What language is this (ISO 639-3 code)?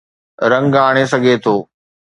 snd